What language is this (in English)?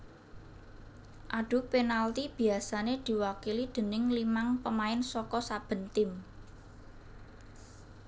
Javanese